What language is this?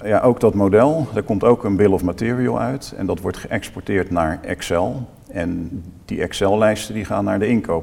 Dutch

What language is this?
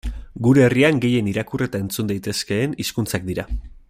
Basque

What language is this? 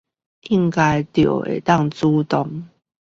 Chinese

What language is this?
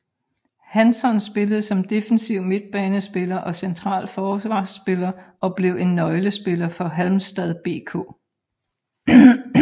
Danish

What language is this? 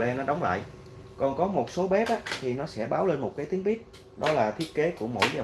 Vietnamese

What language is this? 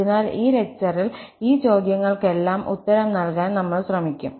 Malayalam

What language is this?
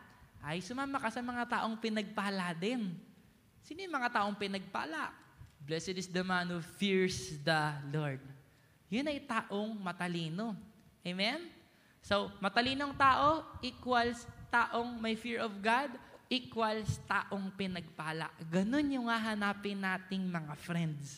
Filipino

